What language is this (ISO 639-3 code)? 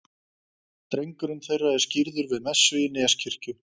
isl